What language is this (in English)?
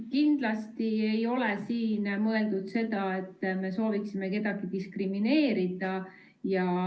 Estonian